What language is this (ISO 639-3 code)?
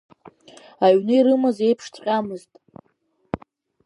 abk